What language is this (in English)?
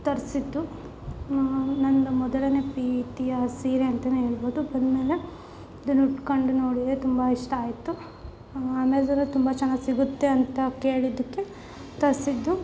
Kannada